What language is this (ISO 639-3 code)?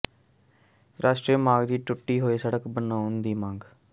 pan